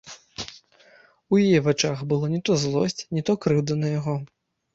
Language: Belarusian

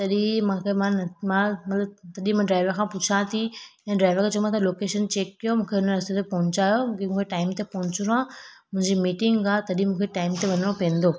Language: Sindhi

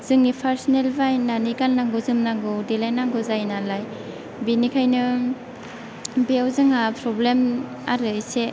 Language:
Bodo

